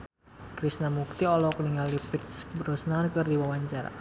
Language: Sundanese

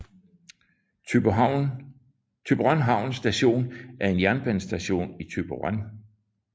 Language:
Danish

